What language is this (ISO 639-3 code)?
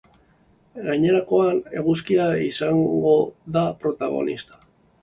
eus